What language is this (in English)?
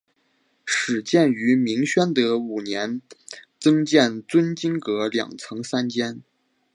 Chinese